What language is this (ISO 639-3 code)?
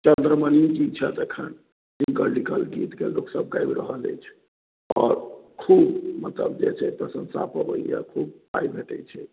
mai